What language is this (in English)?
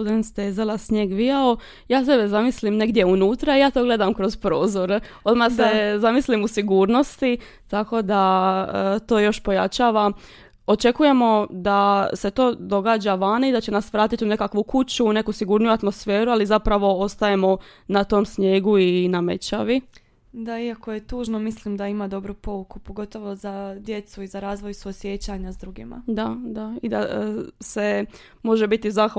Croatian